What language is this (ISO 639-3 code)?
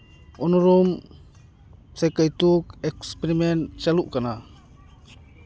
sat